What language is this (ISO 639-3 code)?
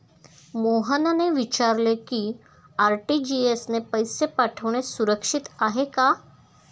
mar